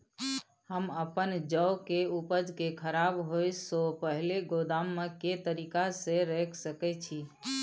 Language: Maithili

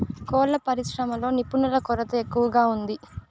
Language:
Telugu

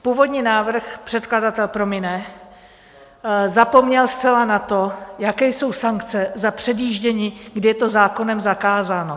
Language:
Czech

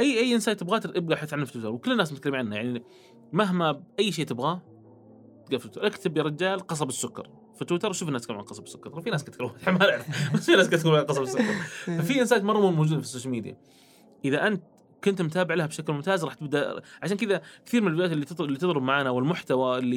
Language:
Arabic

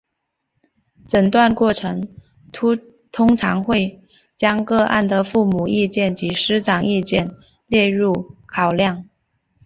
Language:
Chinese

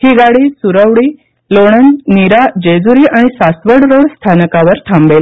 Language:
Marathi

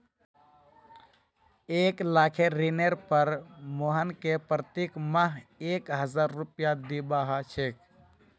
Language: Magahi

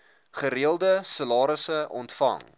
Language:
Afrikaans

